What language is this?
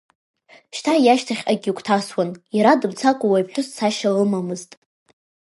Abkhazian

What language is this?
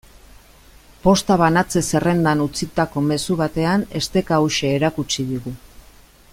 Basque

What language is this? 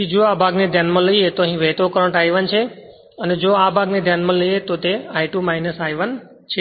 Gujarati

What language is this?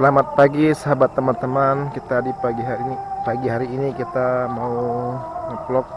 Indonesian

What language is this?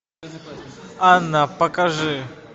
Russian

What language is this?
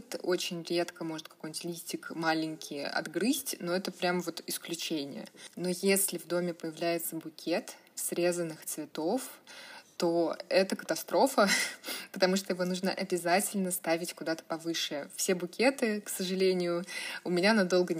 Russian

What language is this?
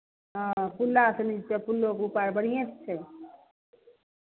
Maithili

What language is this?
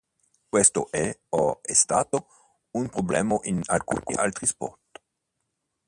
Italian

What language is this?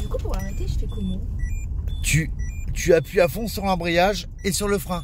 French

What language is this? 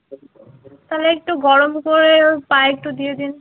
Bangla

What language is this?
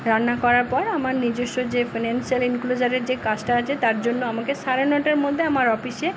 Bangla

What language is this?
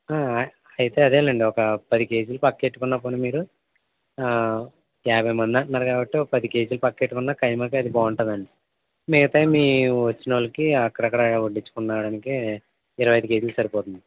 Telugu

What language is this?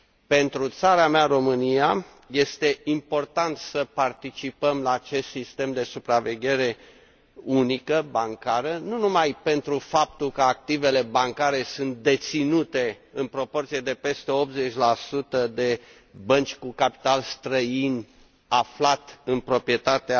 Romanian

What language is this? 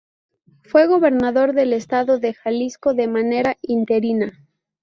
Spanish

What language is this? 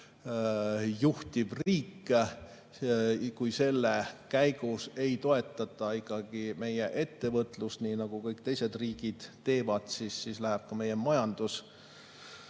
Estonian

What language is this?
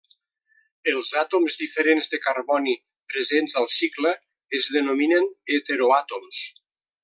Catalan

